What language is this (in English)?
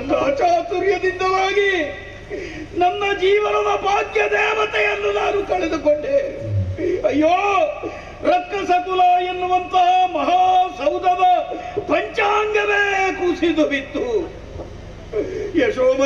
Arabic